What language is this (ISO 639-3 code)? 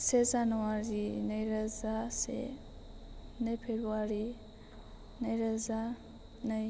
brx